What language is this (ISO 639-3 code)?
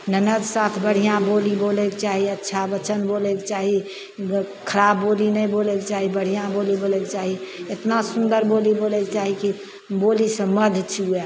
mai